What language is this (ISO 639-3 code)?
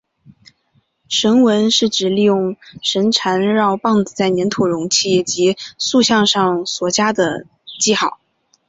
zho